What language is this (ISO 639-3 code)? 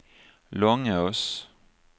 swe